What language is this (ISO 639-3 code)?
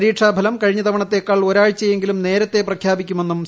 mal